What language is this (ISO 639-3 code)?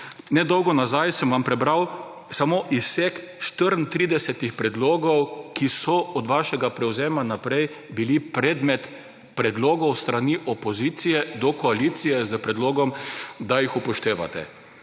slv